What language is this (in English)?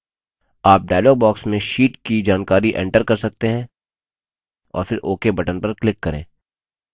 Hindi